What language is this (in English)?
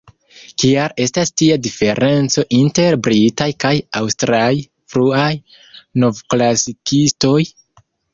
Esperanto